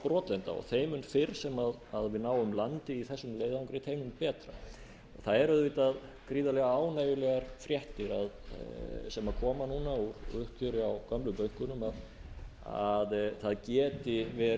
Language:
Icelandic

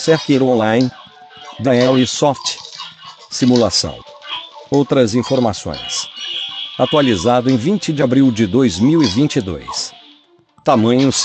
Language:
Portuguese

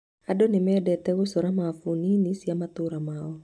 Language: Kikuyu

